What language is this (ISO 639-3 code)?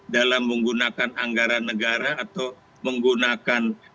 ind